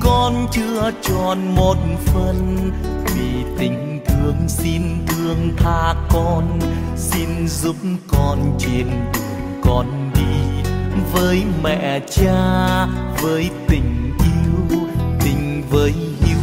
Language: Vietnamese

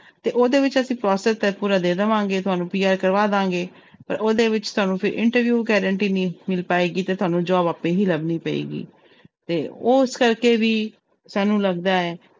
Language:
Punjabi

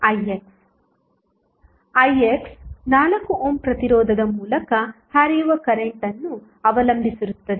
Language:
Kannada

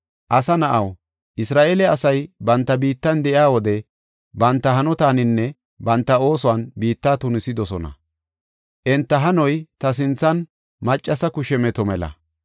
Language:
Gofa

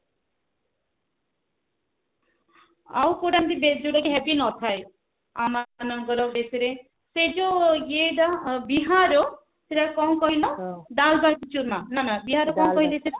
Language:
Odia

